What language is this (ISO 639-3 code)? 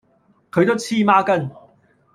yue